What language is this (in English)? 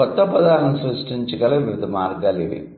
Telugu